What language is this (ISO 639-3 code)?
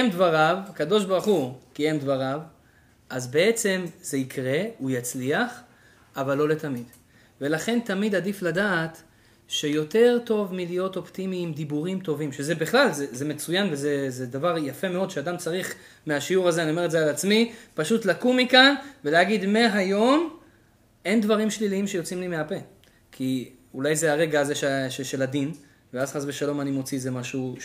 heb